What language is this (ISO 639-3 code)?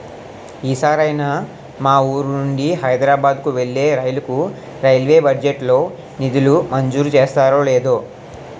tel